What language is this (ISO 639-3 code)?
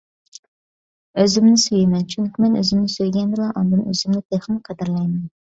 uig